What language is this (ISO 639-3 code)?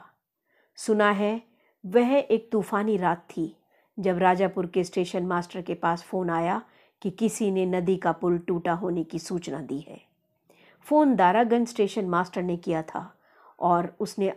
hin